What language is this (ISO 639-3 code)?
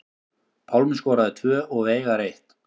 isl